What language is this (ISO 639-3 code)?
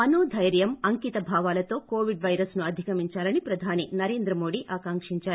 tel